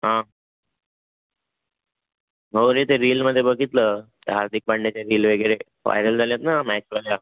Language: Marathi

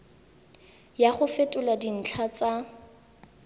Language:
Tswana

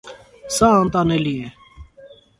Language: Armenian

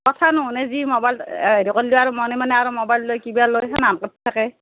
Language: Assamese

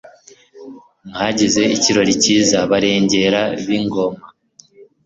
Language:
Kinyarwanda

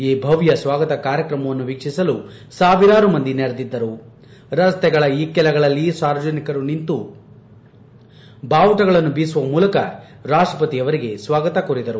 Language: Kannada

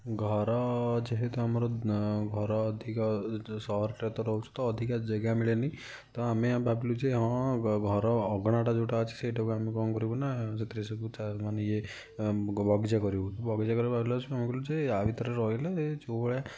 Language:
Odia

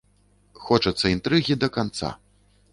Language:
Belarusian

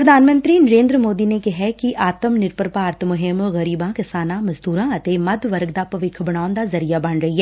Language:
Punjabi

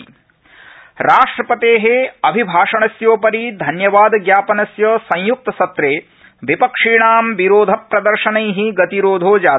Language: Sanskrit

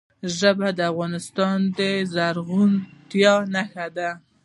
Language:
Pashto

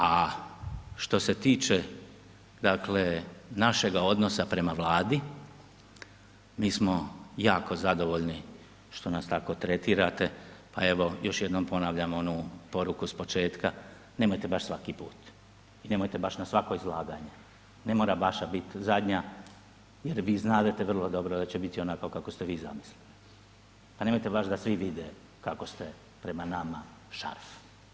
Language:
Croatian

